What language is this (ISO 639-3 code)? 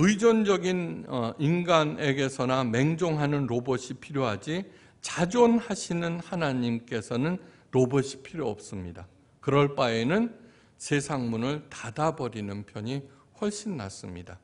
kor